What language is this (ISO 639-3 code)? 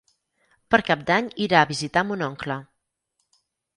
cat